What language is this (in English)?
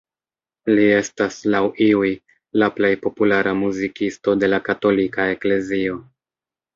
Esperanto